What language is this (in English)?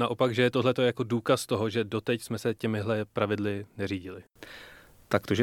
Czech